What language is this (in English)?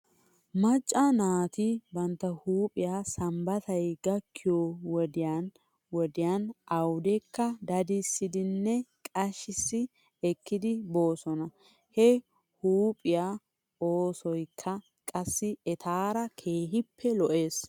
Wolaytta